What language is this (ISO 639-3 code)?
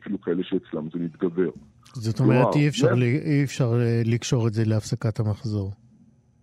heb